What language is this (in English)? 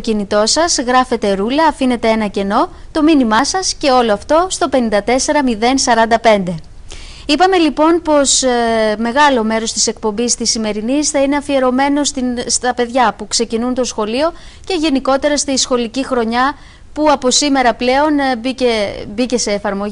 Greek